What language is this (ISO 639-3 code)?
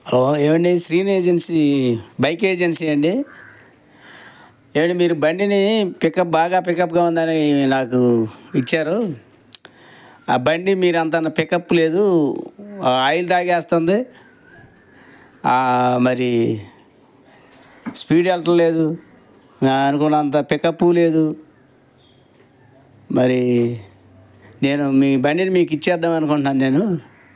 tel